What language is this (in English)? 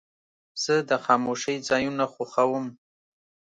Pashto